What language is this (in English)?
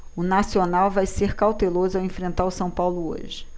Portuguese